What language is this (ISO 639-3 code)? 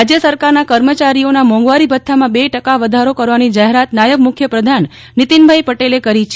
guj